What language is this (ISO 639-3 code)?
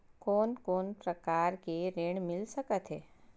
hne